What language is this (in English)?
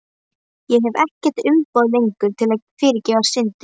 Icelandic